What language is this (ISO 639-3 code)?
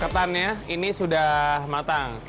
ind